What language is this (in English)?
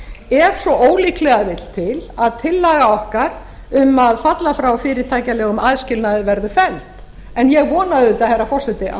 Icelandic